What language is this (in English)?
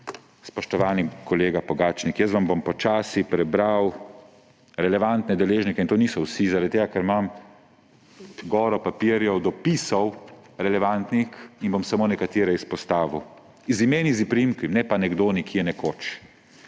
Slovenian